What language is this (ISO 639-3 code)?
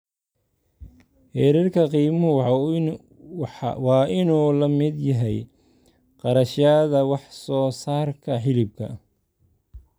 som